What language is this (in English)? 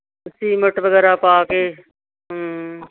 Punjabi